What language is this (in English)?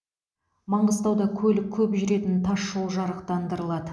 Kazakh